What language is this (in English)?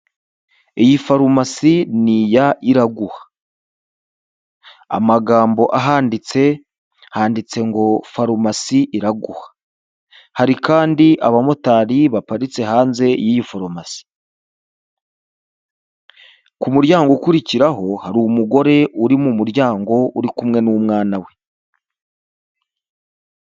Kinyarwanda